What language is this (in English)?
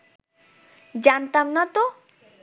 Bangla